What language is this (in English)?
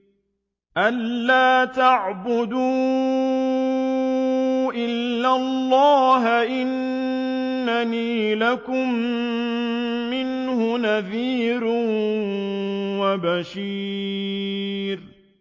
Arabic